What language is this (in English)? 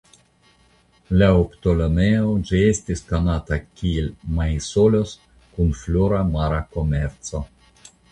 Esperanto